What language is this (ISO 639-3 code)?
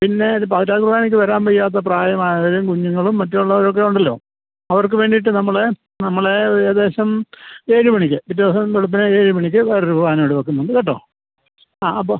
mal